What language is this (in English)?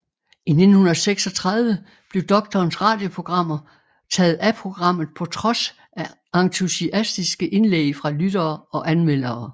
Danish